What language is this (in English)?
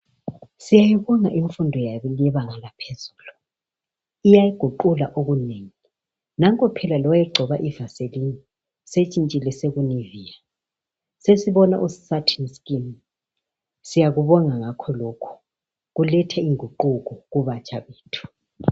North Ndebele